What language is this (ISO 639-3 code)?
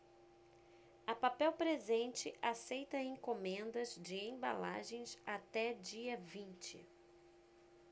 por